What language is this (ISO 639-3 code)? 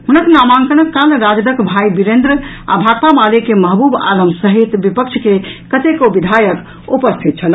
mai